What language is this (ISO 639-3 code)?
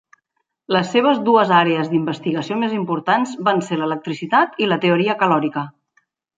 cat